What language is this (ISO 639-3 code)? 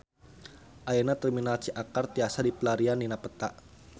sun